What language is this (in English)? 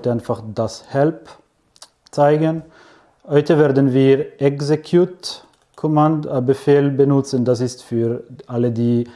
German